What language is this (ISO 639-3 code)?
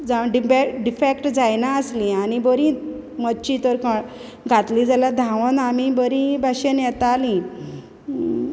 kok